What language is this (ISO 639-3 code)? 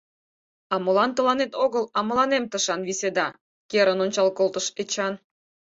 chm